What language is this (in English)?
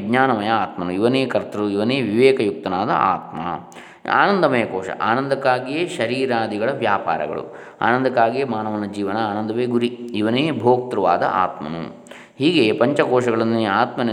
Kannada